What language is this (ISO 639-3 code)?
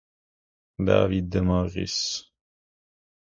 ita